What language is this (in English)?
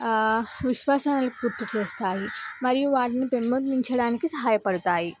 Telugu